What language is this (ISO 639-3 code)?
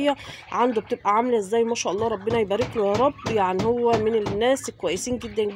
ara